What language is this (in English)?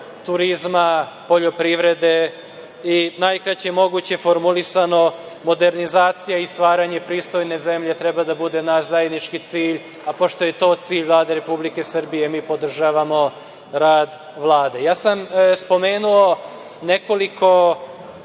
Serbian